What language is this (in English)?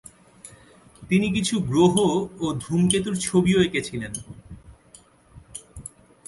Bangla